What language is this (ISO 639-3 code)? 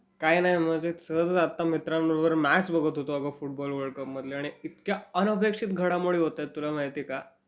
mar